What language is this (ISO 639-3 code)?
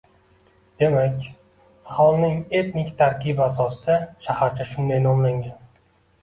uzb